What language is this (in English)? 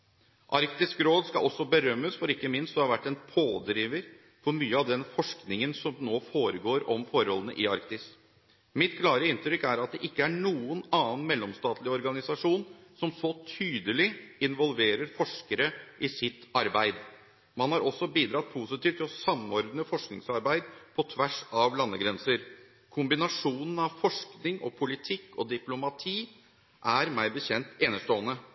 Norwegian Bokmål